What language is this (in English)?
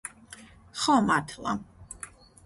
Georgian